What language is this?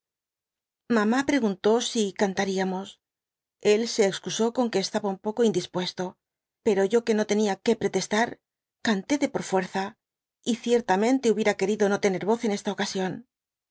Spanish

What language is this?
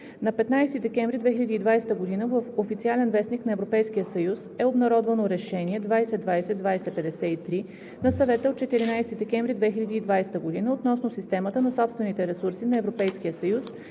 Bulgarian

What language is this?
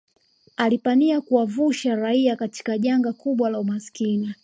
Swahili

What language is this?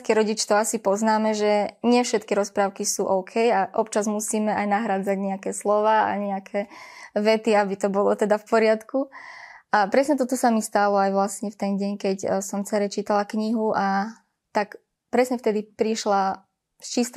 Slovak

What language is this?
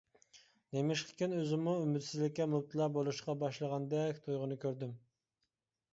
Uyghur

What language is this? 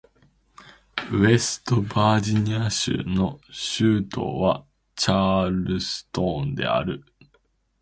Japanese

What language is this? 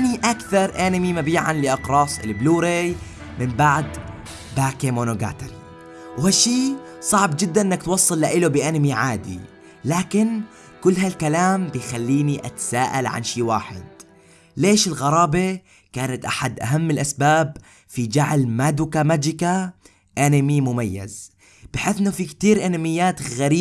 Arabic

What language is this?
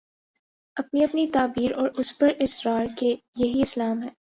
Urdu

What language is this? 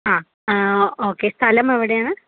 Malayalam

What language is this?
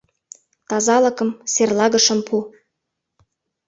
Mari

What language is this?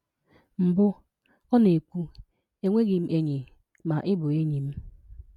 Igbo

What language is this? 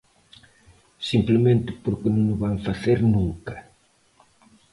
Galician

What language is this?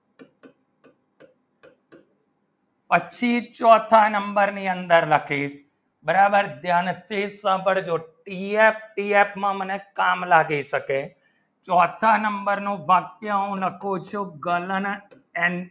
Gujarati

